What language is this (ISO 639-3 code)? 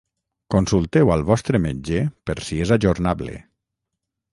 cat